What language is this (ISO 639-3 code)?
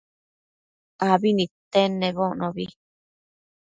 mcf